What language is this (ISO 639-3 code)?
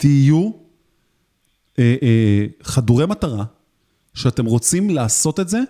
heb